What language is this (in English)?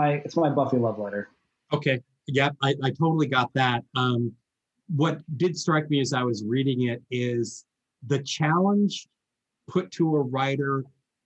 English